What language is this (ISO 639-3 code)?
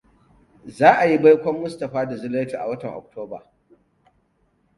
hau